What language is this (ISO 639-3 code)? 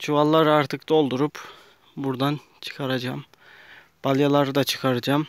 tur